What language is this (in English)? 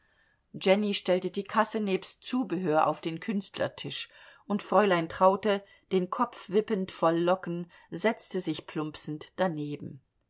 German